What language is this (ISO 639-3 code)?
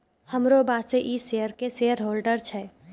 mai